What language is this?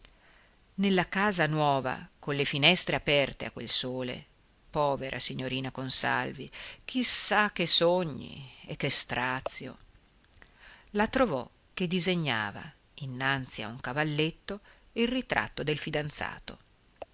Italian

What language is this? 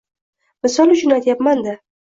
Uzbek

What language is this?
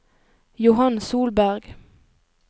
Norwegian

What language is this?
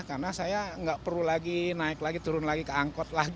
Indonesian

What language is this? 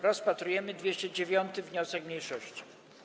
Polish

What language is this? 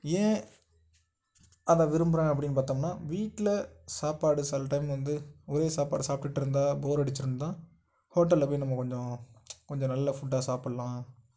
Tamil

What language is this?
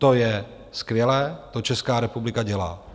Czech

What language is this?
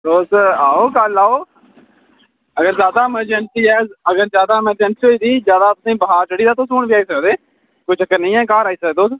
Dogri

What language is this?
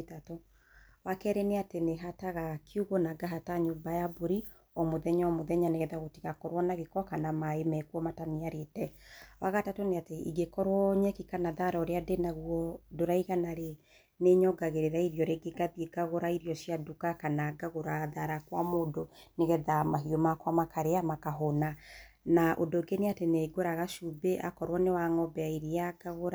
Kikuyu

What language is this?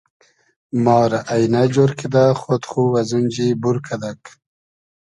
Hazaragi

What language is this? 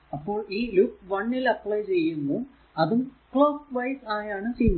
Malayalam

